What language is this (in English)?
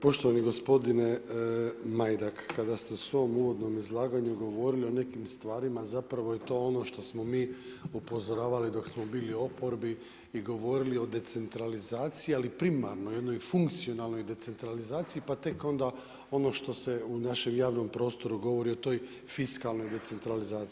Croatian